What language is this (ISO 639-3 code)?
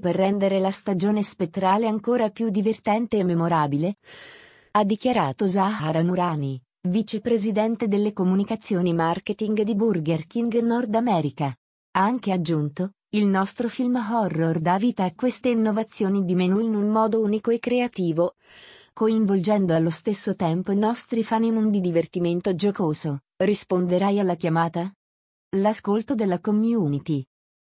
ita